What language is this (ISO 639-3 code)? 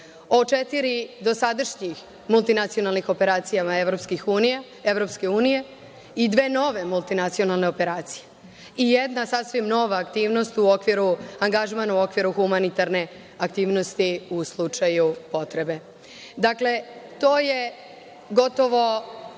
srp